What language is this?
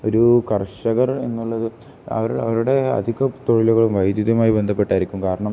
Malayalam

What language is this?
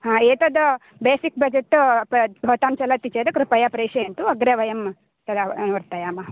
Sanskrit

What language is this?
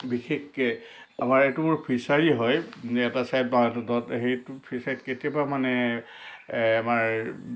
Assamese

